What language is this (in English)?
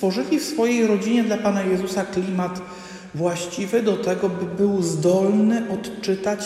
Polish